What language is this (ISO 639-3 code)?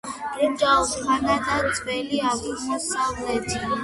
kat